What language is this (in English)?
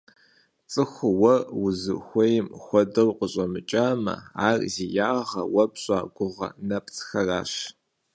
Kabardian